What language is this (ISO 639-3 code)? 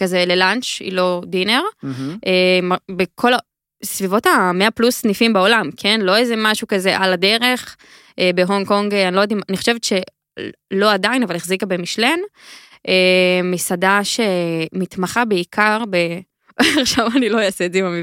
heb